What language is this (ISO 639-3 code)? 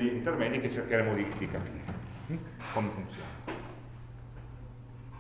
ita